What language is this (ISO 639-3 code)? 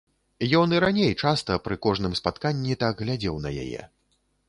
bel